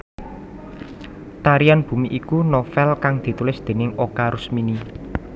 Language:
Javanese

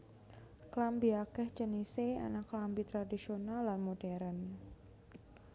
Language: Javanese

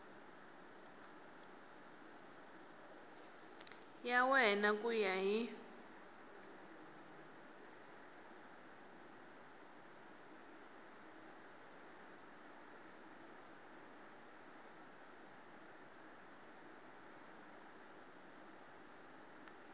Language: Tsonga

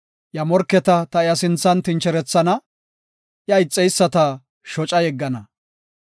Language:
Gofa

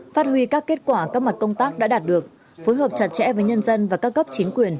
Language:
Vietnamese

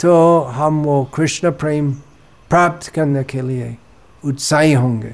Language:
Hindi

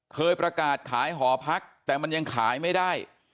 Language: Thai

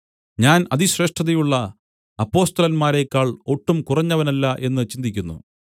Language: Malayalam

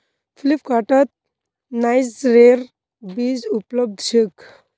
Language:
Magahi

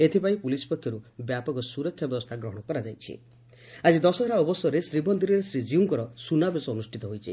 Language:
Odia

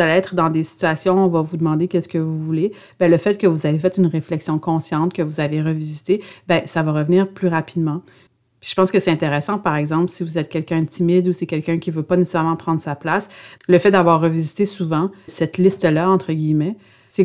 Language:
French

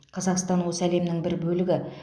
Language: Kazakh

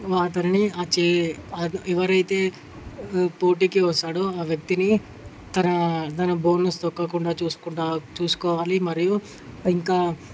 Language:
Telugu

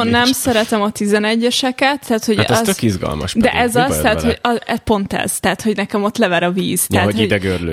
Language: Hungarian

